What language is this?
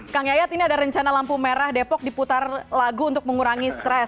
Indonesian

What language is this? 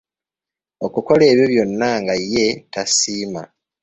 Ganda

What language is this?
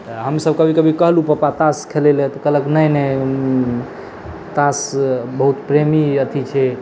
Maithili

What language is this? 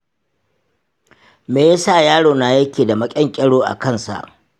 Hausa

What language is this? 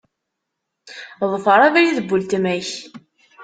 Kabyle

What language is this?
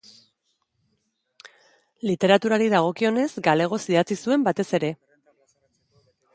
Basque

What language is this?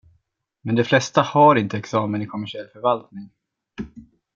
Swedish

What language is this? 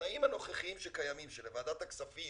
Hebrew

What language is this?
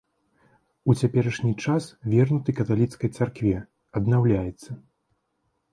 Belarusian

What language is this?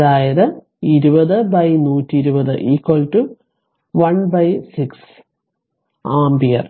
Malayalam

